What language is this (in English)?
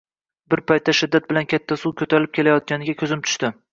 Uzbek